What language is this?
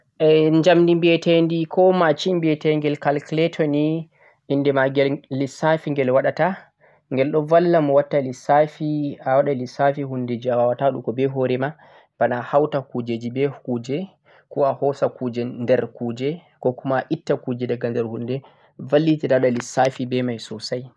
Central-Eastern Niger Fulfulde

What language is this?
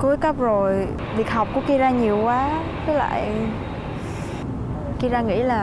Vietnamese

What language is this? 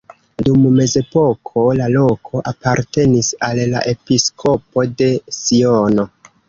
Esperanto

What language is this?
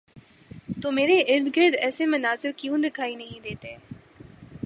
Urdu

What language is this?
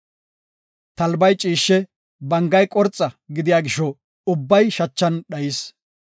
Gofa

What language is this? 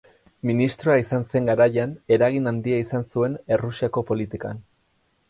Basque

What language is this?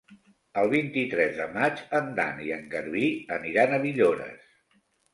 Catalan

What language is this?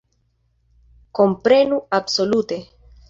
Esperanto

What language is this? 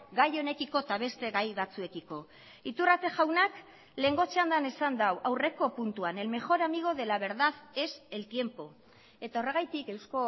Basque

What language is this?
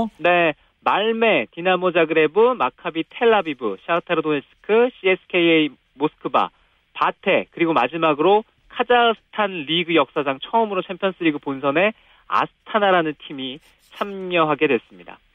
Korean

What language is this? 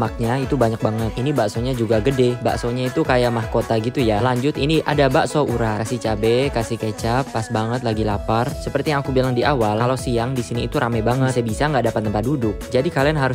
Indonesian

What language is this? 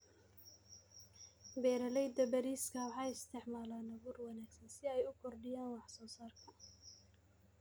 Somali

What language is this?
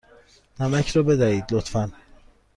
Persian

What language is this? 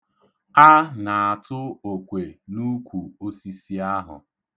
Igbo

